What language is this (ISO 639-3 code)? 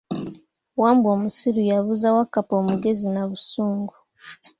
lug